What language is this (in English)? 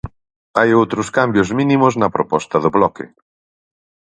Galician